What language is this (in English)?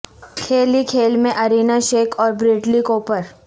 Urdu